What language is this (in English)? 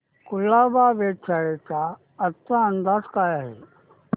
Marathi